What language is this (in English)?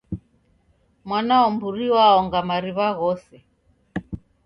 Taita